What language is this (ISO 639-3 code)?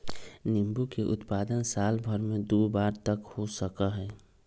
mag